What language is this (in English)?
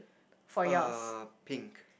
English